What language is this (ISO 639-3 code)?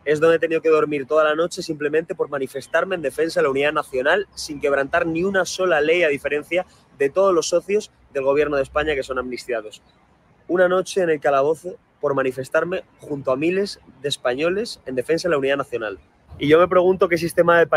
spa